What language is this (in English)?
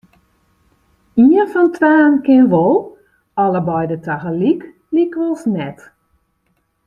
Western Frisian